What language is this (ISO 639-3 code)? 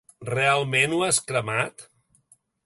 cat